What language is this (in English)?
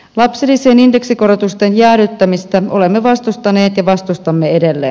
Finnish